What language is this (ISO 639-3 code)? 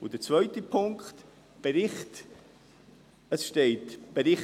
gsw